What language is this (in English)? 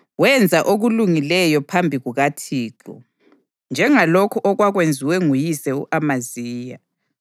North Ndebele